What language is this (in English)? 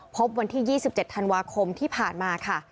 Thai